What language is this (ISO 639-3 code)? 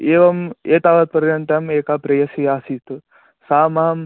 san